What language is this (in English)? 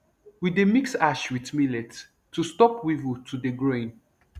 Nigerian Pidgin